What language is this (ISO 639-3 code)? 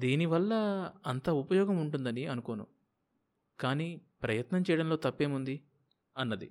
tel